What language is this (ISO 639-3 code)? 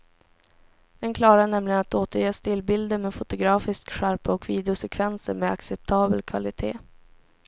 swe